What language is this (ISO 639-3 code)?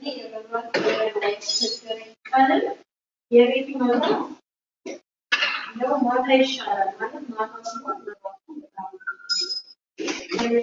amh